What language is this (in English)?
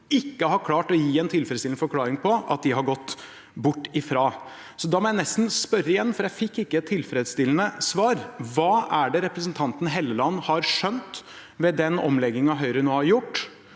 Norwegian